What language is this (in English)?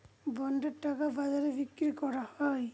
Bangla